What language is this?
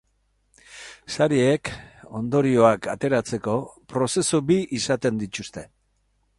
Basque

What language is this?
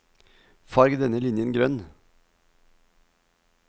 Norwegian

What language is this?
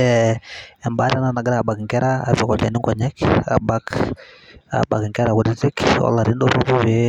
Masai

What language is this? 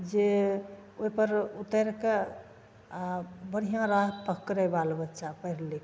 Maithili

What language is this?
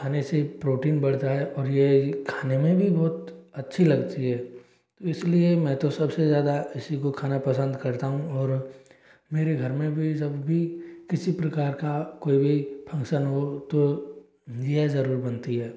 Hindi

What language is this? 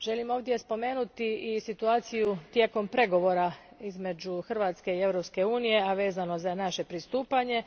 Croatian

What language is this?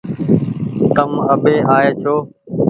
Goaria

